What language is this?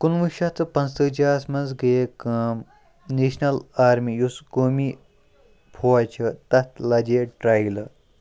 Kashmiri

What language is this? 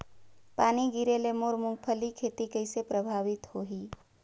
Chhattisgarhi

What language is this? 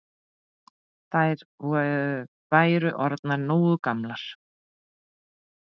Icelandic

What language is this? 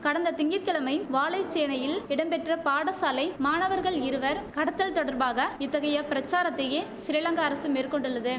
Tamil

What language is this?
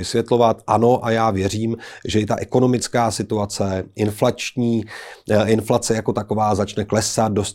Czech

